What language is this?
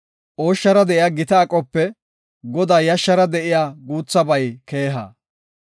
Gofa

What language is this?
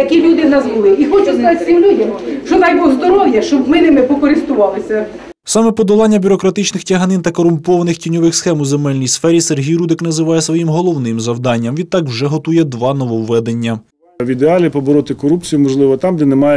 Ukrainian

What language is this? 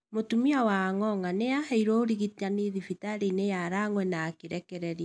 Kikuyu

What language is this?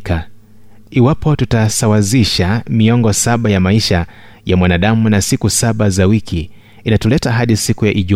Swahili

